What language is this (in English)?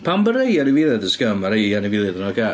Welsh